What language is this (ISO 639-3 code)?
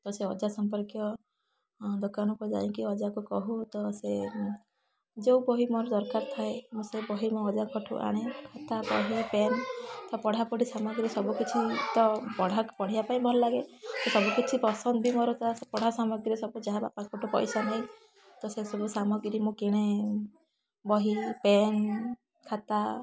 ori